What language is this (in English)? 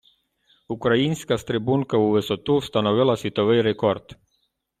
Ukrainian